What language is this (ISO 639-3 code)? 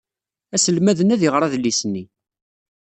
kab